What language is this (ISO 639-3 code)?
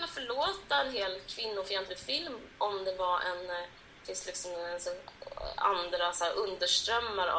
swe